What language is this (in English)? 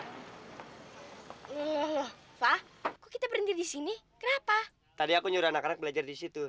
Indonesian